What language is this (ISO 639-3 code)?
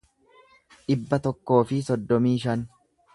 orm